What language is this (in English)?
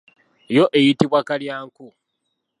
Ganda